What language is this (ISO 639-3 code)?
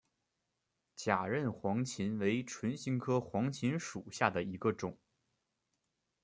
zho